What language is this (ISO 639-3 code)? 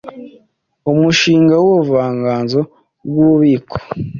kin